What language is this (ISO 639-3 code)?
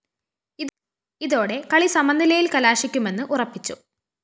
mal